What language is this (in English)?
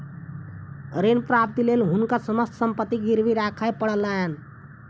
Maithili